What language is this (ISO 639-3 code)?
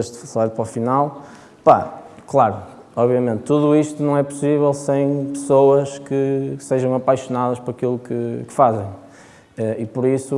por